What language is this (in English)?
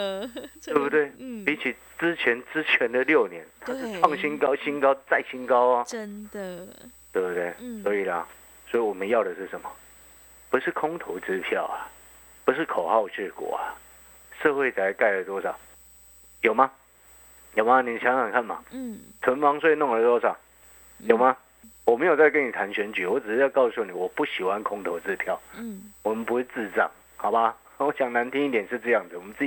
Chinese